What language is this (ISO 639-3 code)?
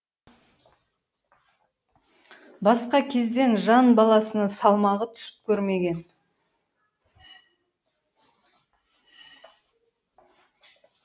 kaz